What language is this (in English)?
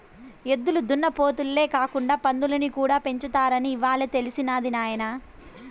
Telugu